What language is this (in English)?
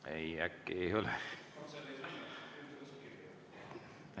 Estonian